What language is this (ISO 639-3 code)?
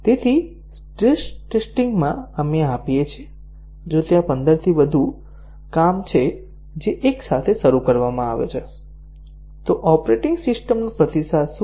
guj